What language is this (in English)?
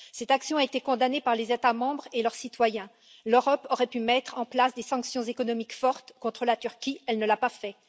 French